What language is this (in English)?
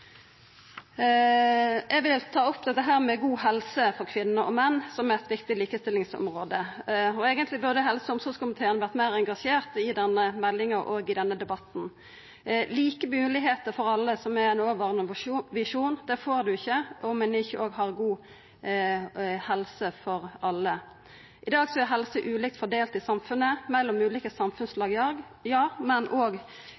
Norwegian Nynorsk